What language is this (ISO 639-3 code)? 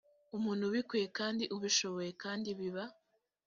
kin